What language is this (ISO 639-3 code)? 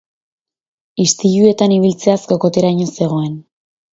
eus